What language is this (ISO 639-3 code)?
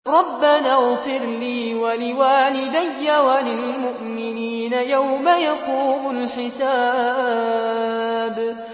ara